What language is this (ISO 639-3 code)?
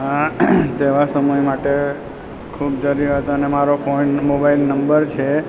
guj